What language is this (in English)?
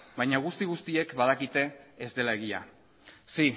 Basque